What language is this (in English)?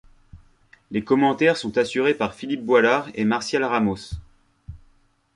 French